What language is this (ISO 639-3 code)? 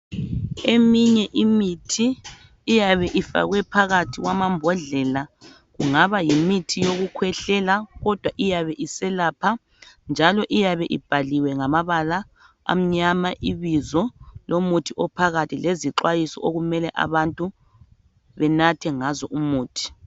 nde